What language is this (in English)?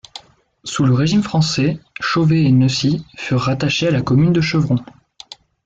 French